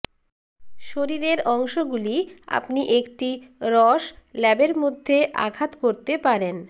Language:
Bangla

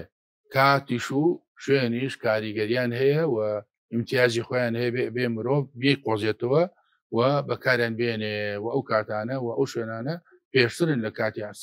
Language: Arabic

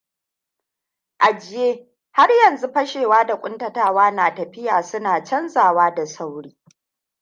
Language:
Hausa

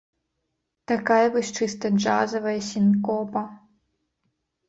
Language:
Belarusian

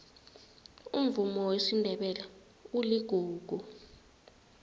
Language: South Ndebele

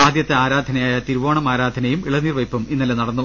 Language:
Malayalam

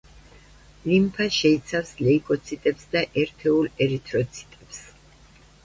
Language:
Georgian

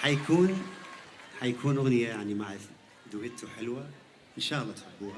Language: Arabic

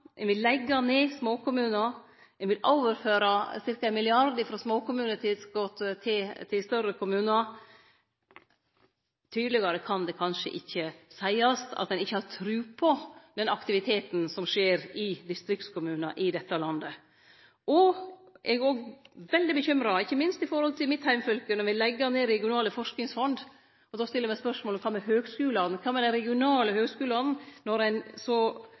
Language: Norwegian Nynorsk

